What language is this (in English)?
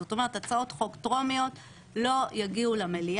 Hebrew